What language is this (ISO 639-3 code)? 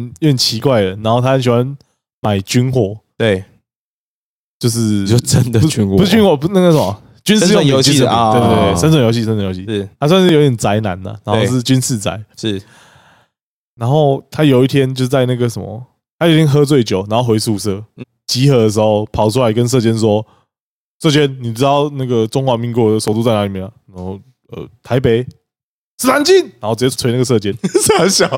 zho